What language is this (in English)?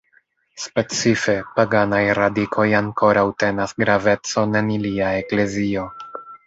Esperanto